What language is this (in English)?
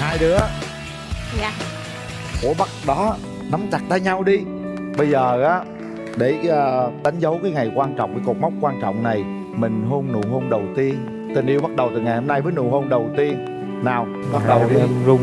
Vietnamese